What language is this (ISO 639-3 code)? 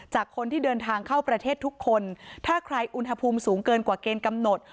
tha